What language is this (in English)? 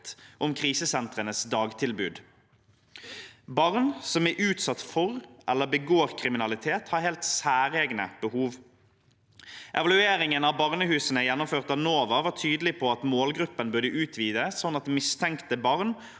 Norwegian